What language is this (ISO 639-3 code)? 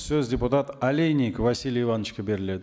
kaz